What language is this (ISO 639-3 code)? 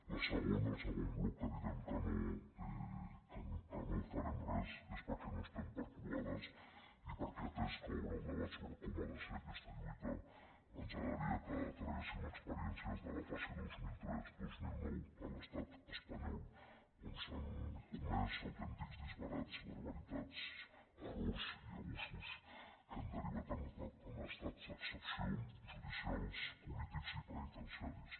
cat